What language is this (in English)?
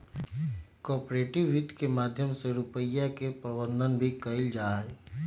Magahi